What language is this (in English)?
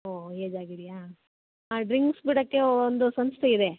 Kannada